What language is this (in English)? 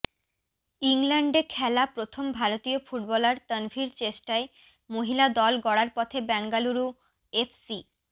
Bangla